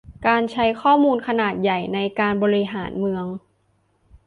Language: Thai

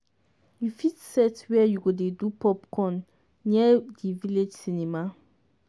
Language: Nigerian Pidgin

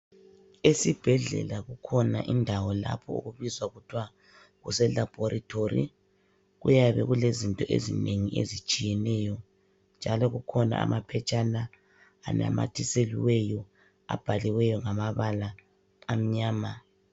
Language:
North Ndebele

